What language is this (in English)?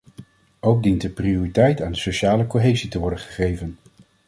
Dutch